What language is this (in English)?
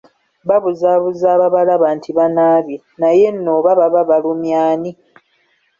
Ganda